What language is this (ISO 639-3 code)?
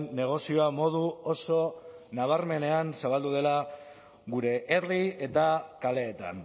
eus